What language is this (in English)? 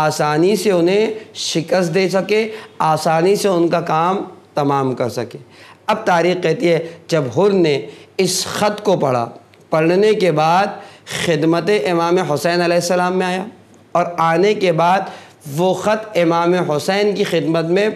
Arabic